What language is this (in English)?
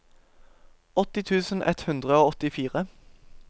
Norwegian